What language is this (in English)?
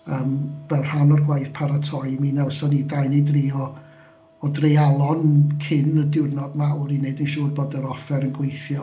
Welsh